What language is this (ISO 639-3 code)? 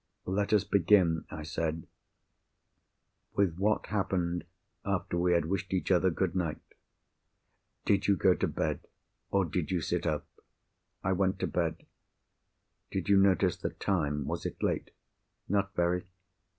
eng